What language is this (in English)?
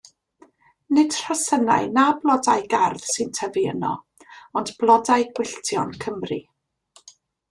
Welsh